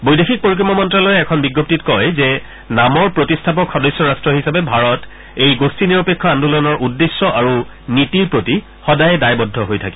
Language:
Assamese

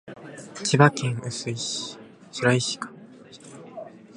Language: Japanese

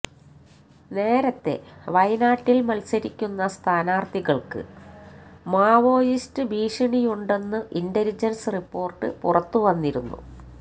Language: Malayalam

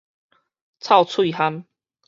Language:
Min Nan Chinese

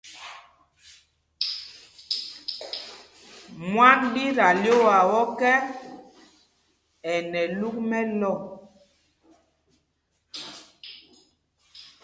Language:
Mpumpong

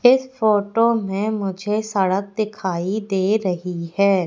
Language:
Hindi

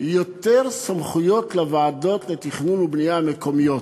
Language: Hebrew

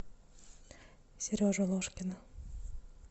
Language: Russian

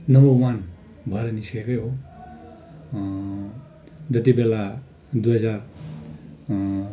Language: Nepali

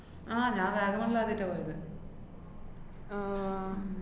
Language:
Malayalam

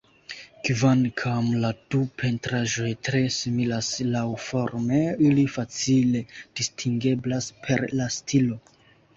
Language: Esperanto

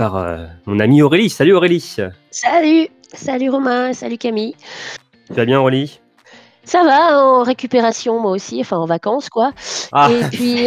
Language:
French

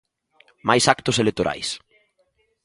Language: Galician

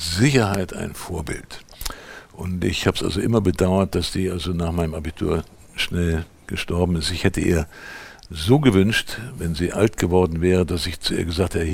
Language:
German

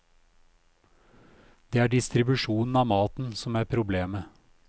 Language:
Norwegian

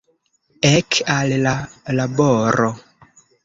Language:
Esperanto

